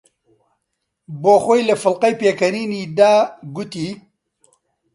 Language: Central Kurdish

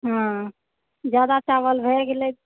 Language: Maithili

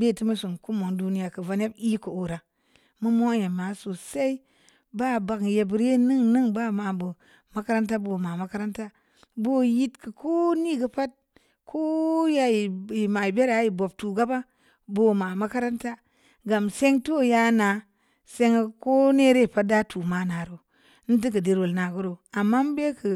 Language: Samba Leko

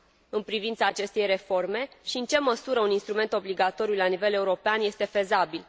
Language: Romanian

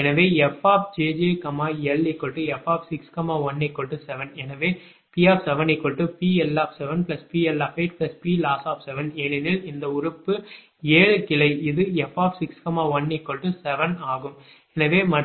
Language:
Tamil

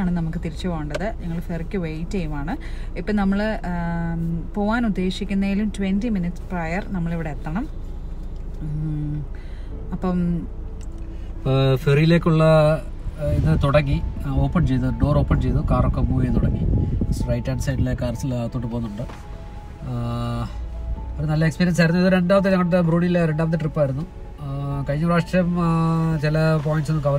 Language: Hindi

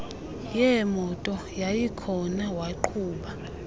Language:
Xhosa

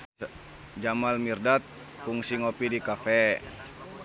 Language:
Sundanese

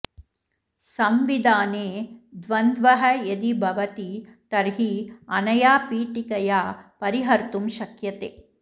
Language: Sanskrit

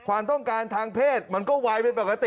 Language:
Thai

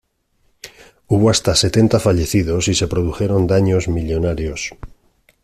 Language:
Spanish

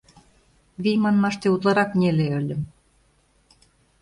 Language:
Mari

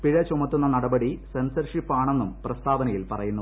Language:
Malayalam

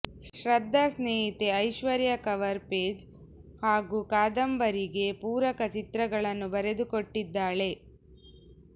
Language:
Kannada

